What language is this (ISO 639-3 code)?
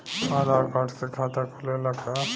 bho